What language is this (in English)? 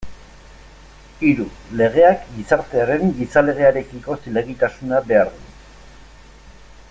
Basque